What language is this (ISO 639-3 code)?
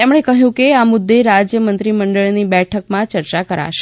guj